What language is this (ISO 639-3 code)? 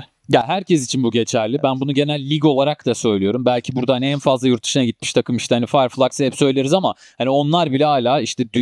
tur